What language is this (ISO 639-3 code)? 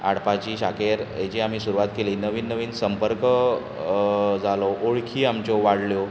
kok